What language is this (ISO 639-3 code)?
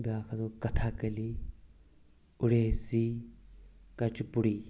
kas